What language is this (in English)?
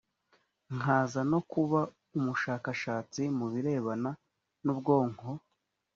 Kinyarwanda